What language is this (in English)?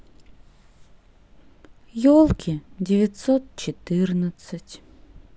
Russian